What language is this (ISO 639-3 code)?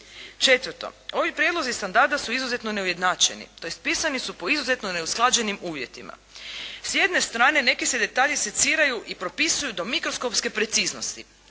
hrv